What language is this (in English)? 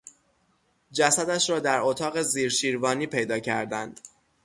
Persian